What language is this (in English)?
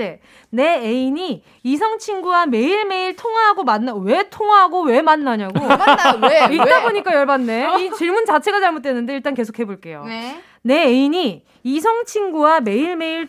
Korean